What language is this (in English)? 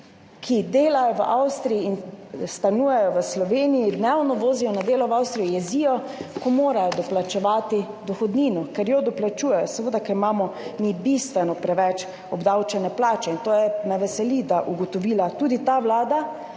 Slovenian